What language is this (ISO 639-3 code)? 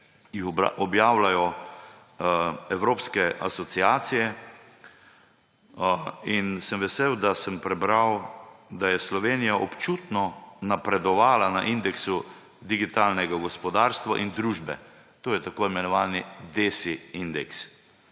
slv